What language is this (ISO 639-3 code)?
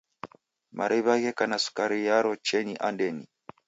dav